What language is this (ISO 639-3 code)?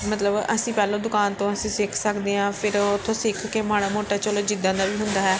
pan